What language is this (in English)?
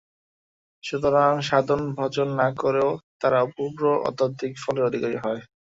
Bangla